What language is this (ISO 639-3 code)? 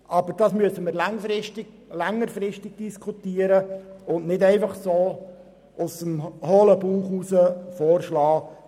gsw